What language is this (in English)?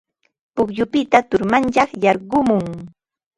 Ambo-Pasco Quechua